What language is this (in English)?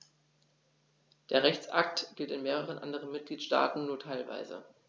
German